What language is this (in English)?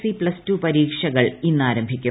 Malayalam